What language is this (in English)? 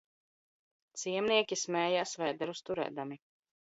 Latvian